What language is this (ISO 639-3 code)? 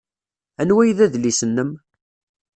kab